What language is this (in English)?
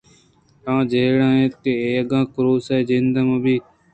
Eastern Balochi